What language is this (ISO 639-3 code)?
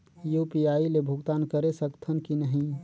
hne